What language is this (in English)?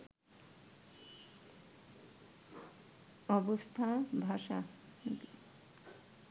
Bangla